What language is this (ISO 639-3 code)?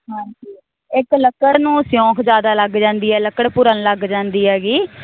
pan